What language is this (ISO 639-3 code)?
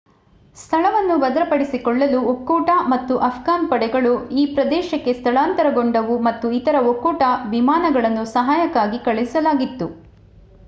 kan